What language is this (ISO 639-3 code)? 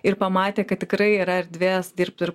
lit